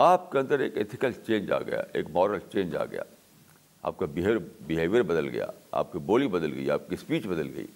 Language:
Urdu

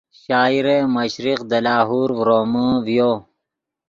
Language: Yidgha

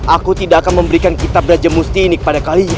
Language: Indonesian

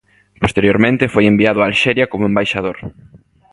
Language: Galician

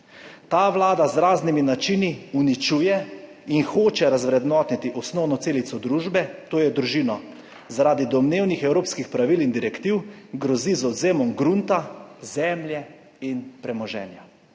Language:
Slovenian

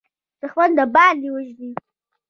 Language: Pashto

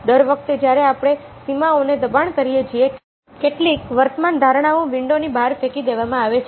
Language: Gujarati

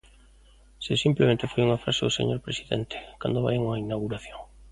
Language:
Galician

